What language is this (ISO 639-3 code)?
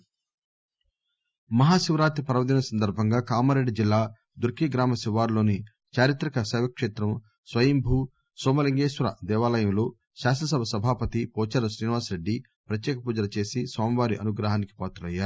tel